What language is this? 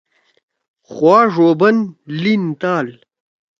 Torwali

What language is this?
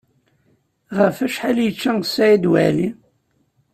Kabyle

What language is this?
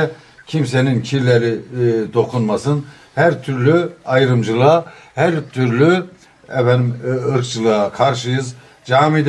Turkish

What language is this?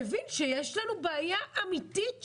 Hebrew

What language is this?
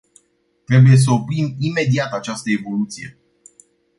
Romanian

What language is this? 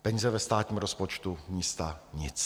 Czech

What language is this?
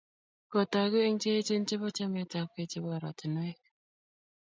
Kalenjin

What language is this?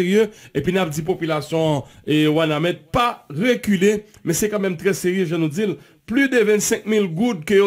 French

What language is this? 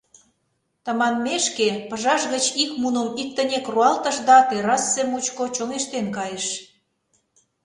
Mari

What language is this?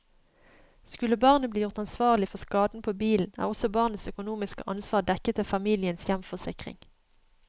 Norwegian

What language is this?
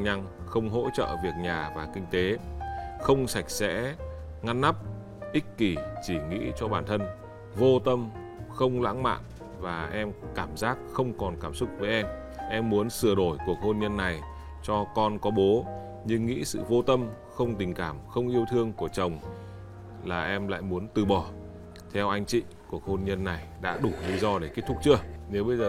Vietnamese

